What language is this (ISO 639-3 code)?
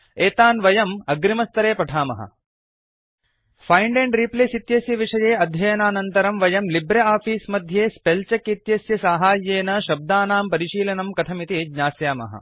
san